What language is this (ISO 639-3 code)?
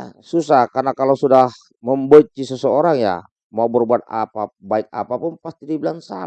ind